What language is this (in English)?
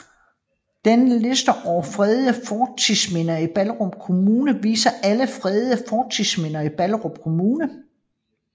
Danish